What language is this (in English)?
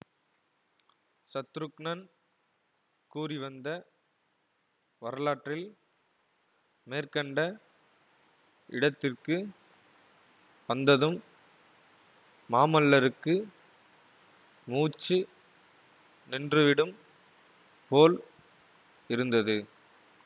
Tamil